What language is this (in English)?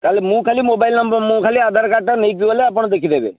Odia